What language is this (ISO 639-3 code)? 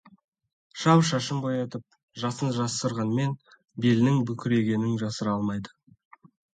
kaz